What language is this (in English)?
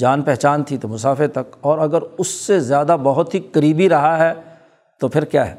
Urdu